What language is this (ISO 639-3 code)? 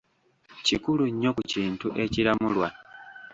lug